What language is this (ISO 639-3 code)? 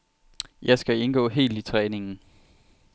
dan